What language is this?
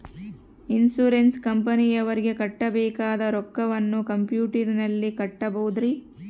Kannada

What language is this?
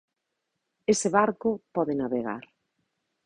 Galician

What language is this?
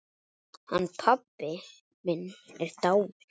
Icelandic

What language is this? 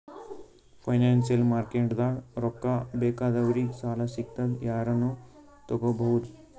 Kannada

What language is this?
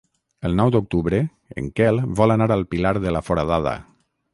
Catalan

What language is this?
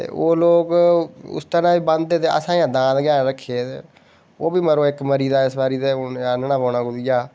Dogri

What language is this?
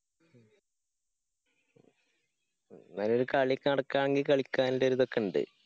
Malayalam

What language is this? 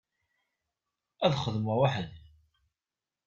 Kabyle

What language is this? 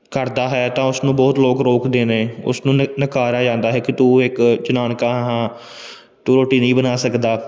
Punjabi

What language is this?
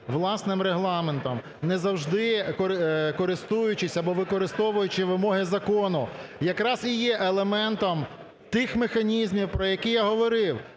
Ukrainian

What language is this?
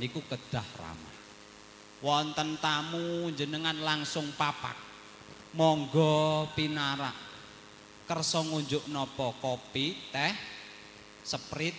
Indonesian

